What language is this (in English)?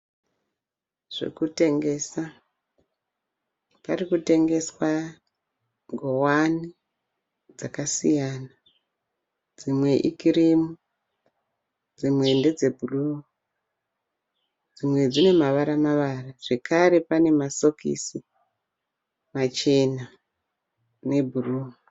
Shona